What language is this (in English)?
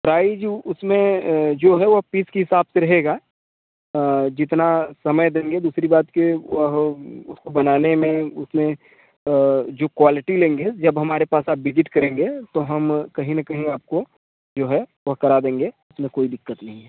Hindi